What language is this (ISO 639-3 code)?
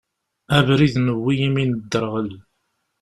kab